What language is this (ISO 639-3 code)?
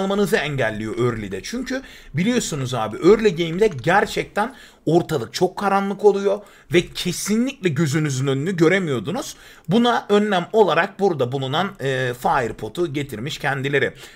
tur